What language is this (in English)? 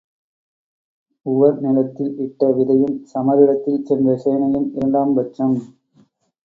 Tamil